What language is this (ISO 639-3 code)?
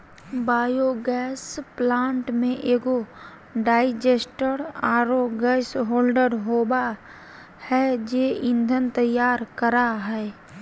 mag